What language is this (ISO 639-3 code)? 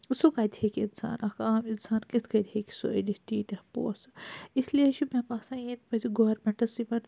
kas